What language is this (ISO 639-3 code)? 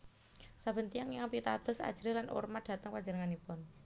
jav